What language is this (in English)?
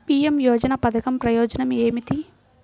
Telugu